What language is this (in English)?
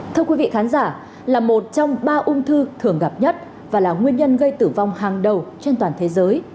Vietnamese